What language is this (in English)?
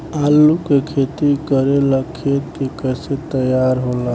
Bhojpuri